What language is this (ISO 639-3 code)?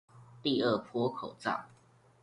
zho